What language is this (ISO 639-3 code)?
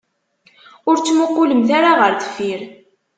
kab